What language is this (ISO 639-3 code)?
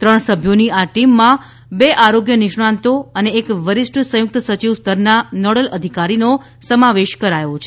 guj